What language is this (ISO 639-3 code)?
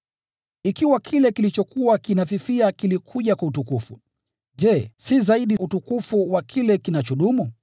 swa